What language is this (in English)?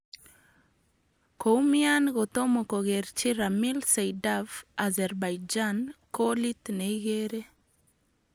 Kalenjin